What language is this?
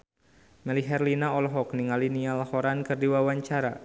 Sundanese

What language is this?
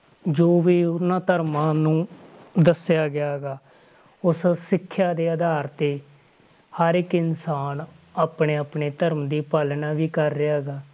Punjabi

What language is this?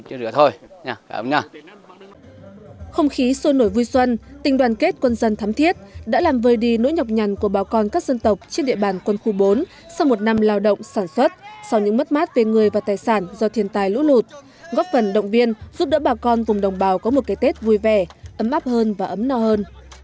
Vietnamese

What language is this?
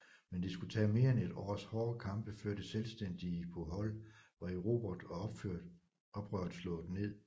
Danish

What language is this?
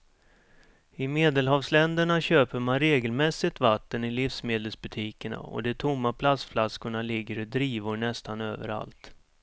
Swedish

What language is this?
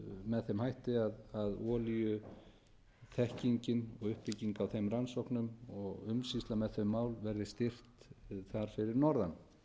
Icelandic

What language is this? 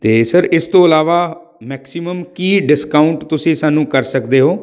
Punjabi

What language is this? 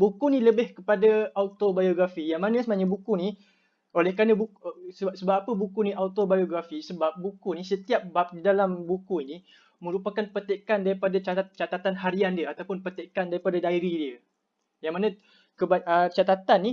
Malay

